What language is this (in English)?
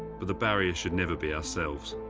English